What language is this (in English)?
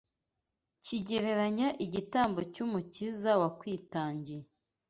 Kinyarwanda